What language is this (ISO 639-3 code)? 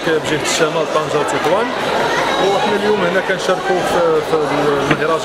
ara